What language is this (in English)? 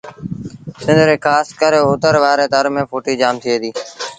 Sindhi Bhil